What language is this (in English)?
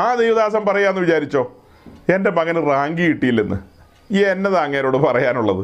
Malayalam